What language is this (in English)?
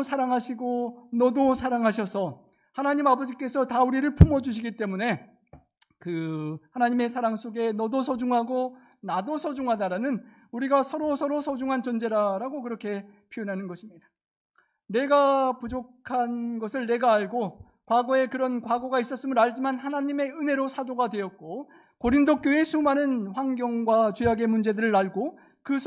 Korean